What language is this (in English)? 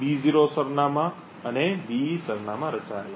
Gujarati